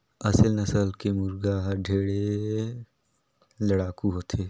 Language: Chhattisgarhi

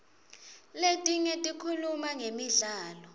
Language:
Swati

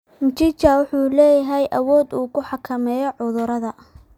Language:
Somali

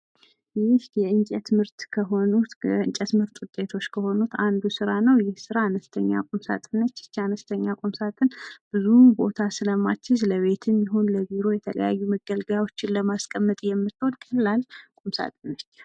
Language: Amharic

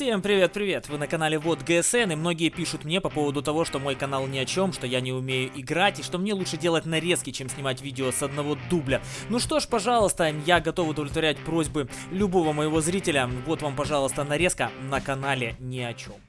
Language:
Russian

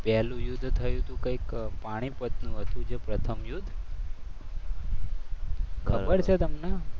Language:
Gujarati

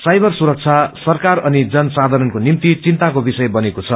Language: Nepali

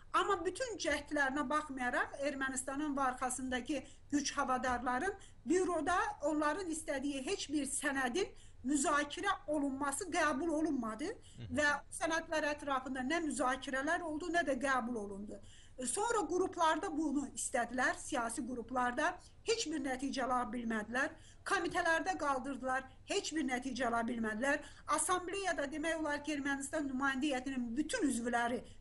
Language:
Turkish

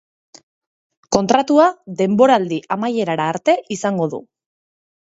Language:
Basque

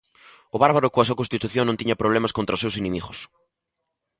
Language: Galician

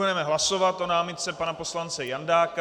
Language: Czech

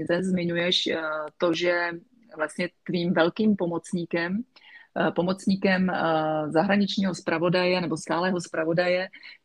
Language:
Czech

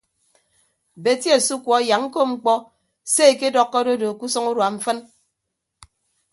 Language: Ibibio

